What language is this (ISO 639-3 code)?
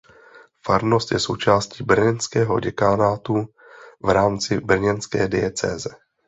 ces